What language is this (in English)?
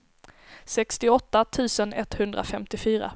Swedish